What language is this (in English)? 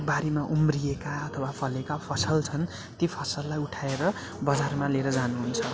Nepali